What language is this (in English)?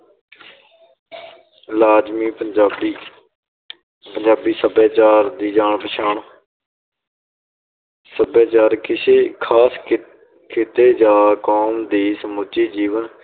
Punjabi